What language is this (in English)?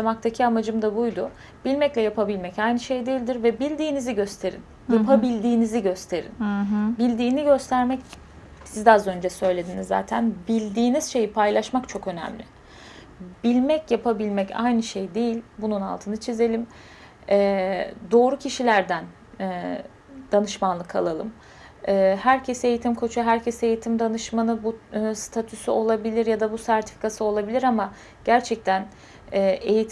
Turkish